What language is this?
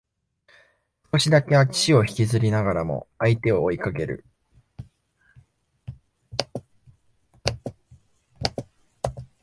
Japanese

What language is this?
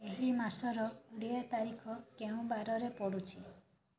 Odia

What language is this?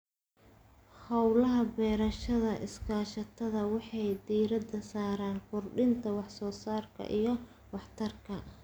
Somali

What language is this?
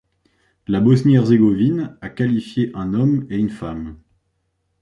French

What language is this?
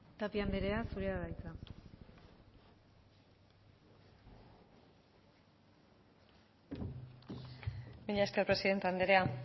Basque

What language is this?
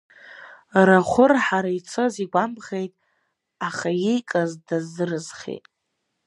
Abkhazian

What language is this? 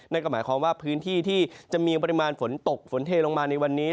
Thai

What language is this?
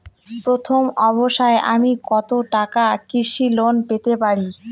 Bangla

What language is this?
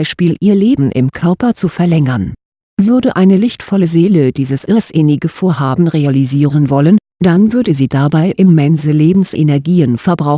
German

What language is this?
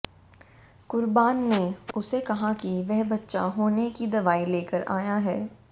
Hindi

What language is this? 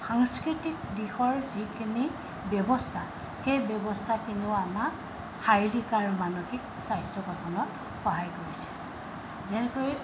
Assamese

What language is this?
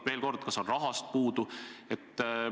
Estonian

